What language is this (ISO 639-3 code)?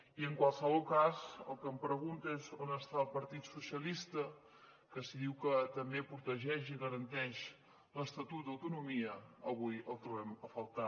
cat